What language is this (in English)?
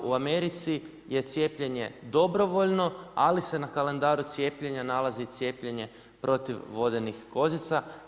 Croatian